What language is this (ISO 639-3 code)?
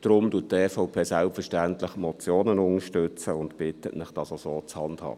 gsw